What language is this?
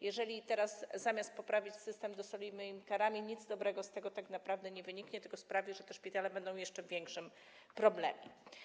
Polish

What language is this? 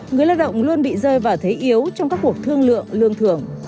Vietnamese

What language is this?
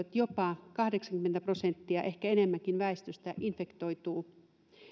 Finnish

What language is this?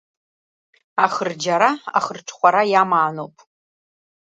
Abkhazian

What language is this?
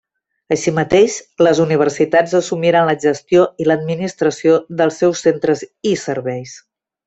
Catalan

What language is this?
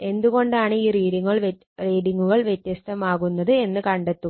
Malayalam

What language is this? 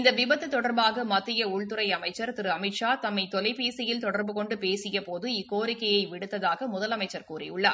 Tamil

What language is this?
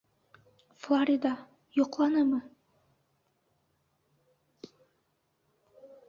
Bashkir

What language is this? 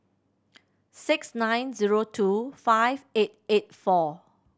English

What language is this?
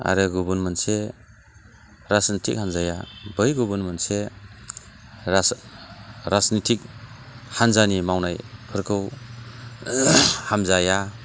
Bodo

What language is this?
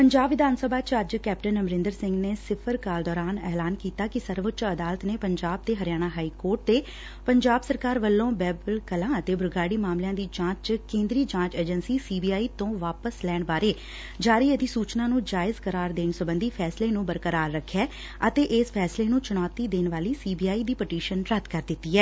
Punjabi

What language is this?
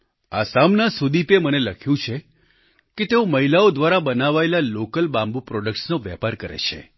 Gujarati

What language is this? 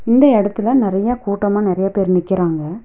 Tamil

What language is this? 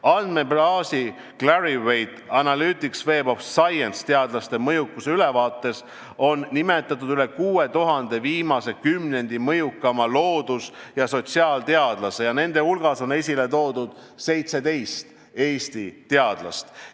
Estonian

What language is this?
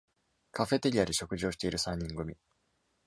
Japanese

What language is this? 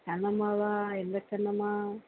Tamil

